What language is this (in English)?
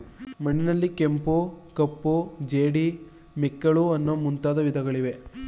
Kannada